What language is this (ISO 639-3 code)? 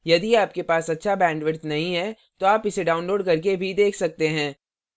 hin